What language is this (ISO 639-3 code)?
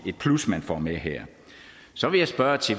dan